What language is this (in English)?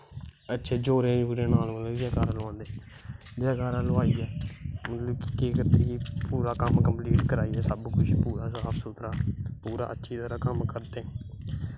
Dogri